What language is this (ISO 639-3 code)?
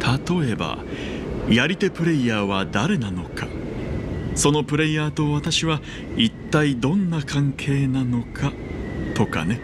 jpn